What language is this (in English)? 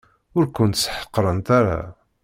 Kabyle